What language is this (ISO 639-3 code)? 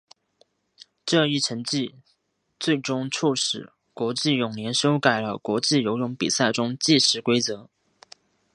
zho